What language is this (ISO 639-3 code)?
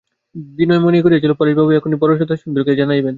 ben